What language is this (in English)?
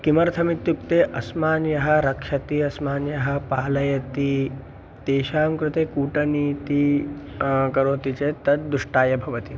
Sanskrit